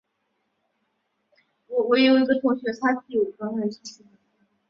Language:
Chinese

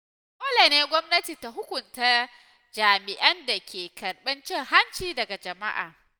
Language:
Hausa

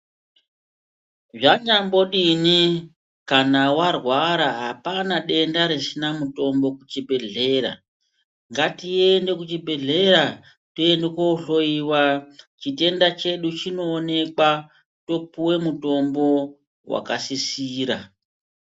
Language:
Ndau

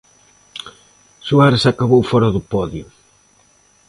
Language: Galician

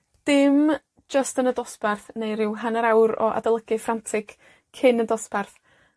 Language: Welsh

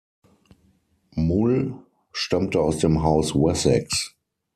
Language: German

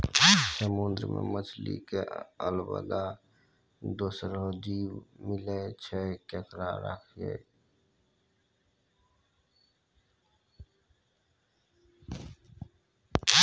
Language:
Maithili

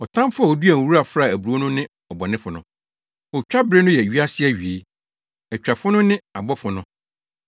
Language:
Akan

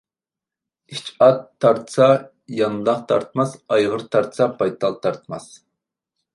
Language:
Uyghur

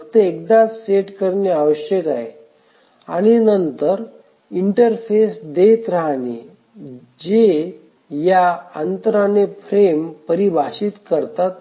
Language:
Marathi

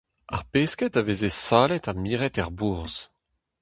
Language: Breton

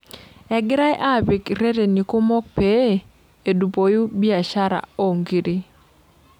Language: Masai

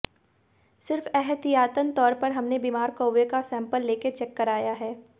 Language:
Hindi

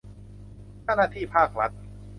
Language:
Thai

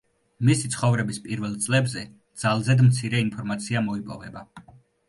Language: Georgian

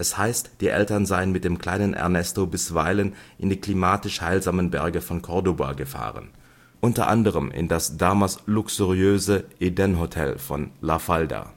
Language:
German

